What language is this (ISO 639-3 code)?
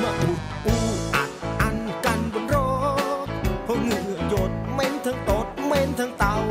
tha